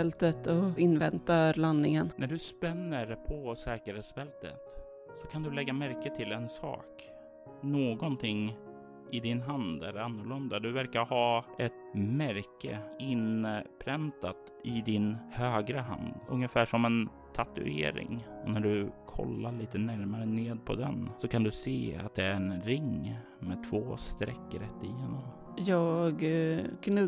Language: Swedish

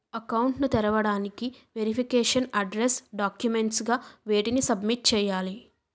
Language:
Telugu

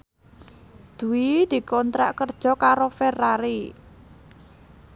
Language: Javanese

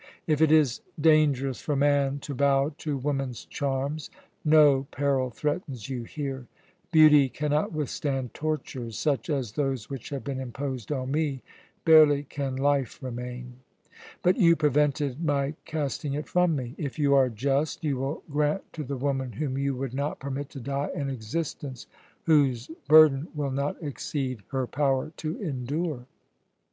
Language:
English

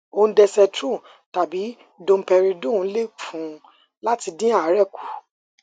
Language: Yoruba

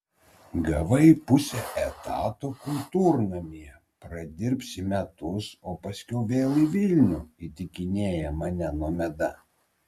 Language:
Lithuanian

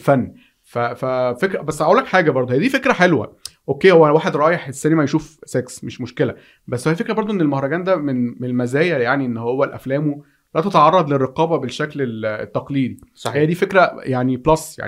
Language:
Arabic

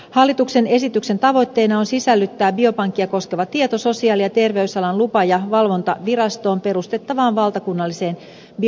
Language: Finnish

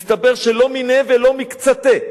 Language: Hebrew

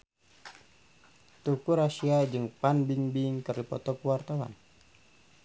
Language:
Sundanese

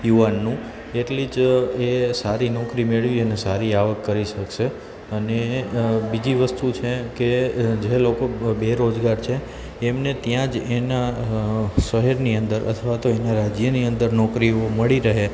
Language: Gujarati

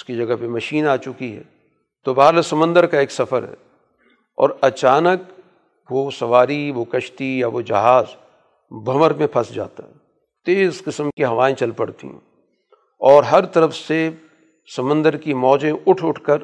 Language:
Urdu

